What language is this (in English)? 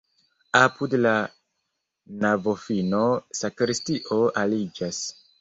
Esperanto